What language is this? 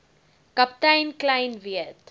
Afrikaans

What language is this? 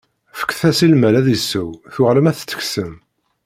Kabyle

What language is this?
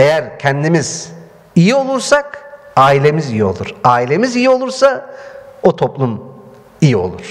Turkish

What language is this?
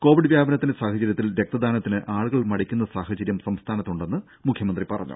Malayalam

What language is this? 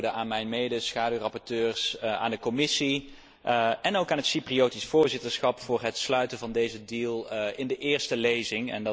Dutch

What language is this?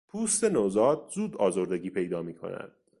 Persian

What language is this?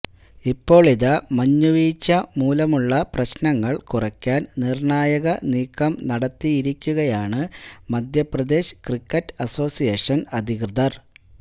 Malayalam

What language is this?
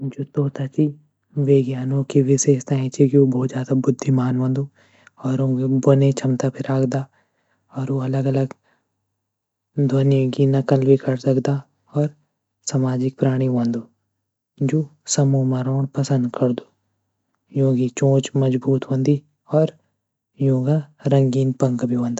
Garhwali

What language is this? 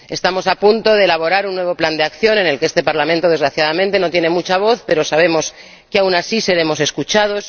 Spanish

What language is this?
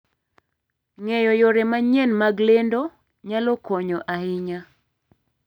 Luo (Kenya and Tanzania)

